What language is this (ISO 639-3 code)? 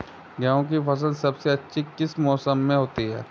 hin